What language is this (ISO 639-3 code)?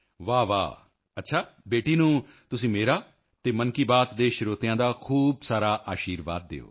pan